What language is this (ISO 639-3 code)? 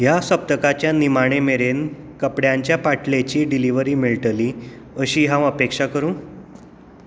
kok